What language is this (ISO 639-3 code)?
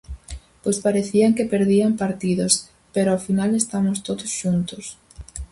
glg